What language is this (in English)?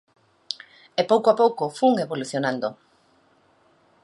Galician